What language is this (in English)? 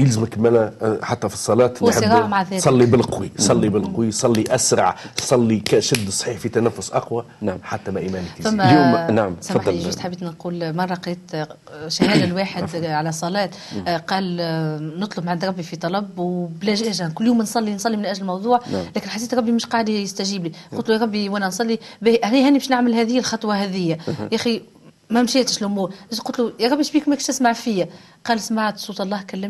Arabic